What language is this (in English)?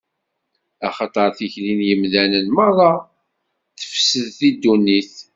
Kabyle